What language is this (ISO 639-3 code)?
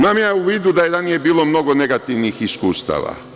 srp